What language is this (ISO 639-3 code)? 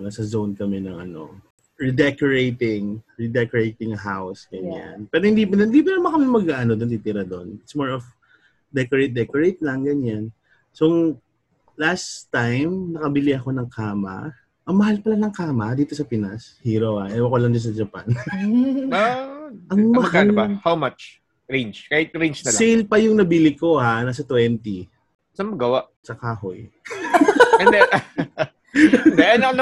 fil